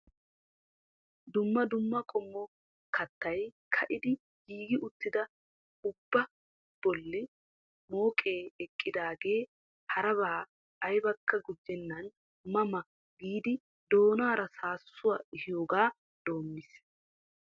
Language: Wolaytta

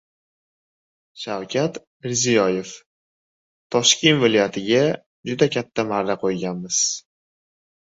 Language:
Uzbek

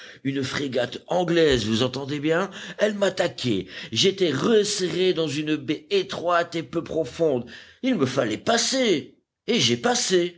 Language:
French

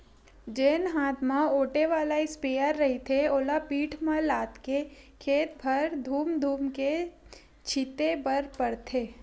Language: Chhattisgarhi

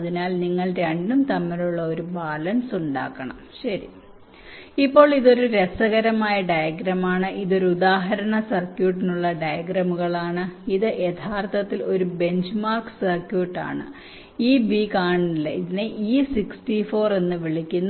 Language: Malayalam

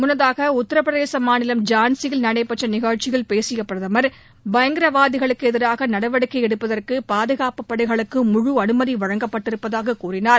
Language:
Tamil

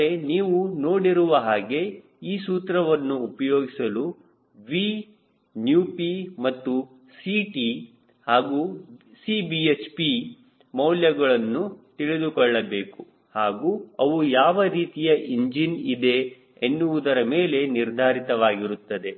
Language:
Kannada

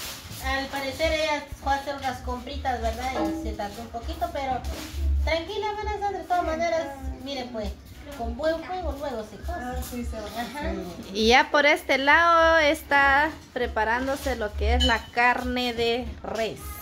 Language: Spanish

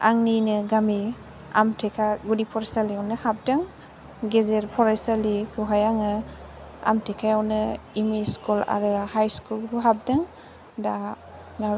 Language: Bodo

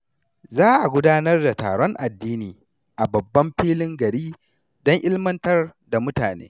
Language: Hausa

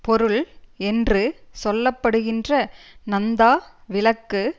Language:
Tamil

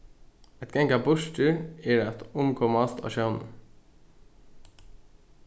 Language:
Faroese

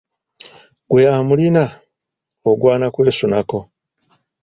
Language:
Ganda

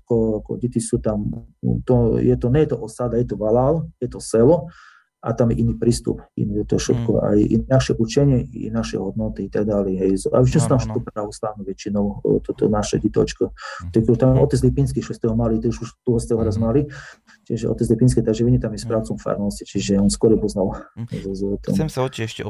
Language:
Slovak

